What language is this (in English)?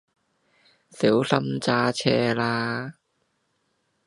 Cantonese